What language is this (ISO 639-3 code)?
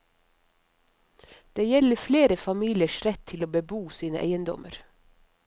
nor